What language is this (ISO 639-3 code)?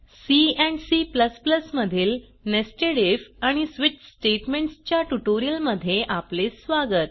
mar